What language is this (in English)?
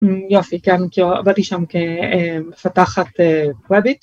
Hebrew